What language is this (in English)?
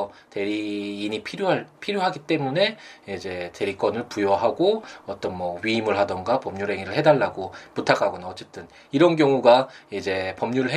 Korean